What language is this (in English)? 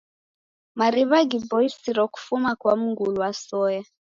Taita